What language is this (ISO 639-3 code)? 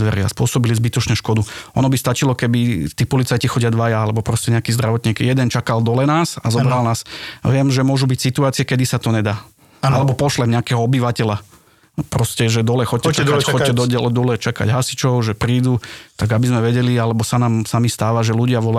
slk